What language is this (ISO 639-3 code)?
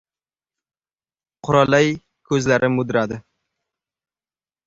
uzb